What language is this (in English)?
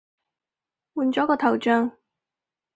Cantonese